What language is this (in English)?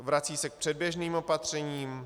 Czech